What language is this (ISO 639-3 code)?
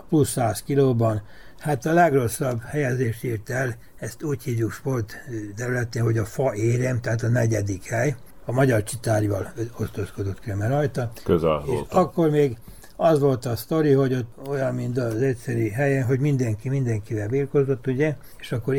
hun